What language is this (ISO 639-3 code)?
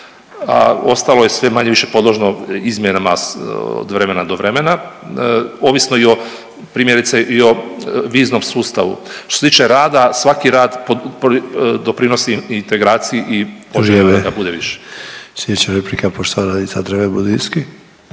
hrv